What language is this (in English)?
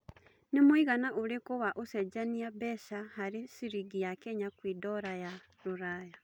Kikuyu